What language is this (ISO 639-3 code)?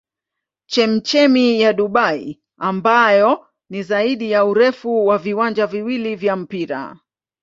swa